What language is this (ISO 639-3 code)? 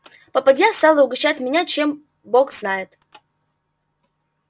rus